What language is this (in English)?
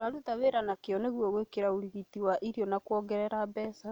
Kikuyu